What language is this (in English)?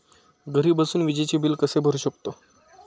Marathi